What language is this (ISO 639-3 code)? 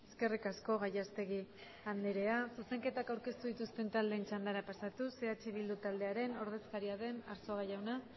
eus